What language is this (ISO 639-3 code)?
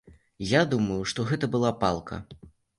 bel